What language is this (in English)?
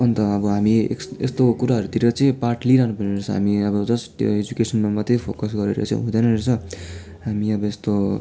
Nepali